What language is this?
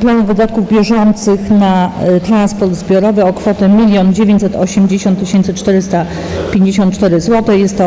Polish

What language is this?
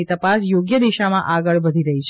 Gujarati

